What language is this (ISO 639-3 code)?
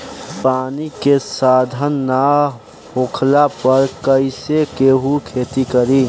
bho